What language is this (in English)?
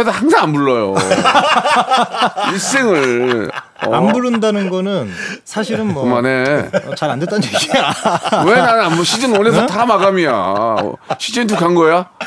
Korean